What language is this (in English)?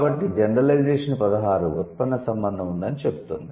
Telugu